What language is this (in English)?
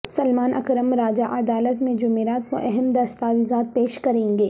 Urdu